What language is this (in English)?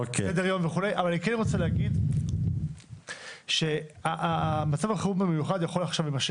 Hebrew